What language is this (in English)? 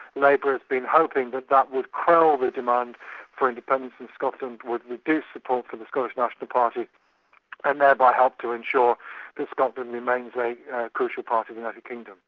English